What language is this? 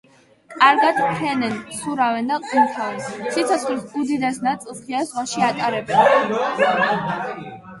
Georgian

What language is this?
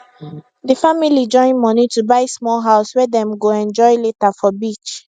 Nigerian Pidgin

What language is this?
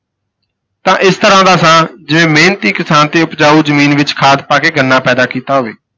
Punjabi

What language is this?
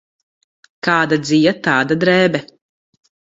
Latvian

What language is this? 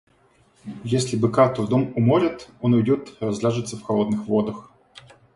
Russian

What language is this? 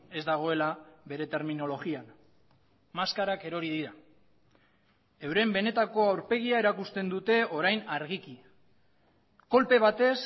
Basque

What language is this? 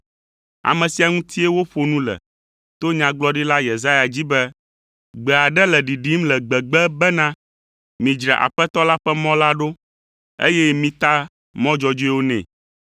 Ewe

